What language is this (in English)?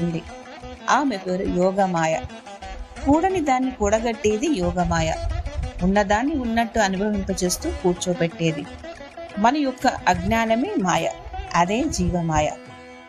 Telugu